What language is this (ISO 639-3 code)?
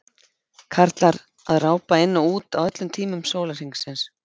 isl